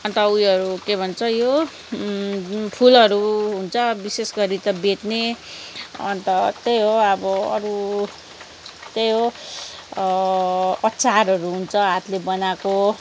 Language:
Nepali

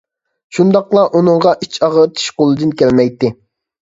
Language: Uyghur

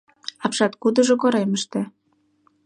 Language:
Mari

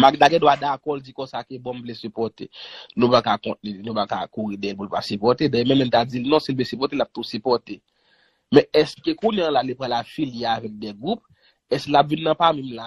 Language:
French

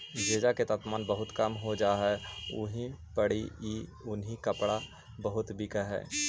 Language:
Magahi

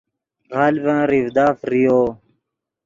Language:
Yidgha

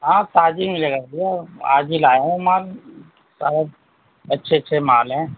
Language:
Urdu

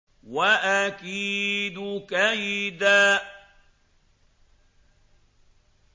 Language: Arabic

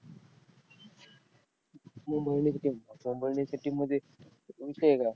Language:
Marathi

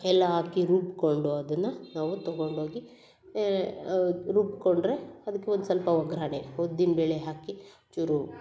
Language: Kannada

